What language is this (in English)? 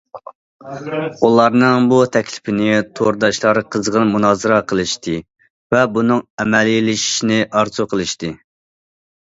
Uyghur